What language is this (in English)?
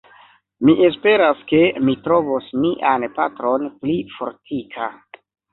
Esperanto